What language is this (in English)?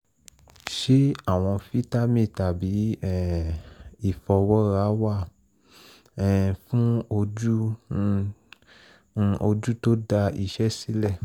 Yoruba